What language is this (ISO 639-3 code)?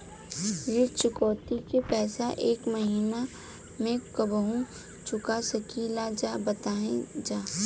bho